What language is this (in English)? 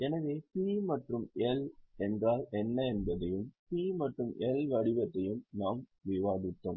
Tamil